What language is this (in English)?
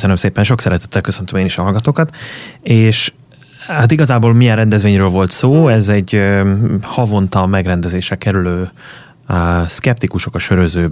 Hungarian